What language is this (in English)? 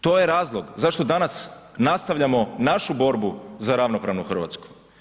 Croatian